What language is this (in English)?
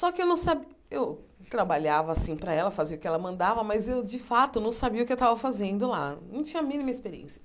Portuguese